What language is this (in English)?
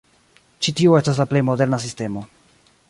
Esperanto